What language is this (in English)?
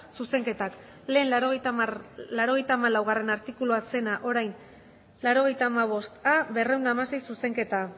Basque